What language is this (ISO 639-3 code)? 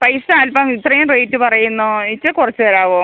mal